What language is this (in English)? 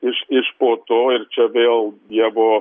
Lithuanian